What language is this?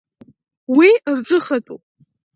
Abkhazian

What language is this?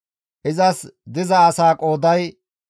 Gamo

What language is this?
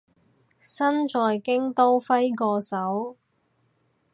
Cantonese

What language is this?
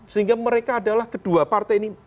Indonesian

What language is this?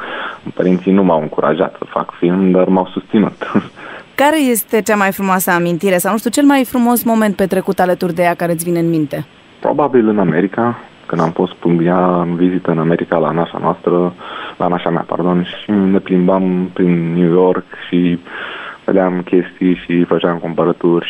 Romanian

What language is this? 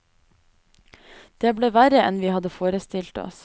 Norwegian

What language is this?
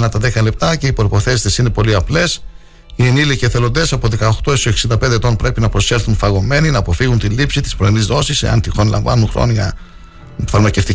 Greek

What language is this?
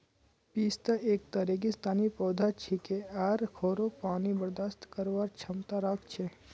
Magahi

